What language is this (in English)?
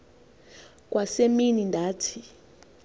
Xhosa